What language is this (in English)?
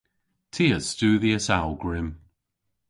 Cornish